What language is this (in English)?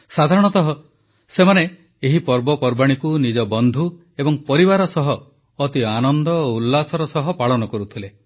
Odia